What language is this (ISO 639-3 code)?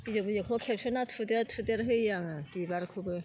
brx